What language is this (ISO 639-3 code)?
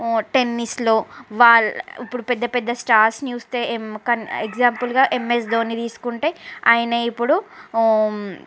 tel